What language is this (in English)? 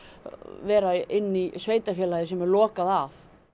Icelandic